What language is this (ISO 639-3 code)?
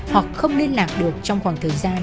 vie